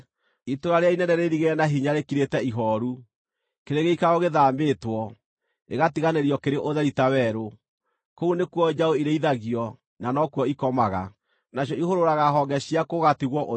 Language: Kikuyu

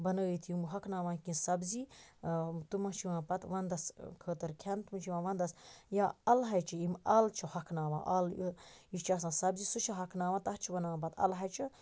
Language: Kashmiri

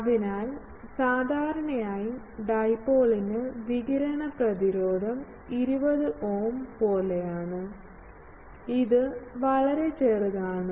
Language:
Malayalam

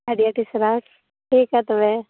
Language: Santali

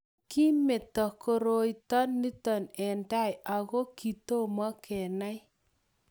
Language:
Kalenjin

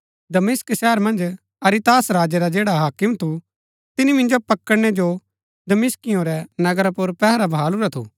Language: Gaddi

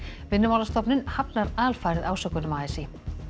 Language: Icelandic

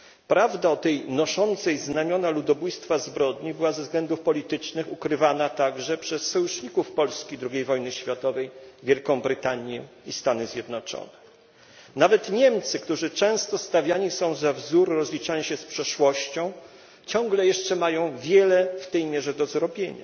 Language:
Polish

